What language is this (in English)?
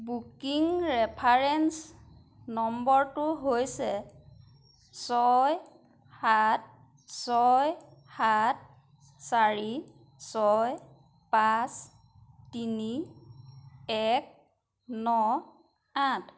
Assamese